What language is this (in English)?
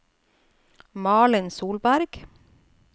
Norwegian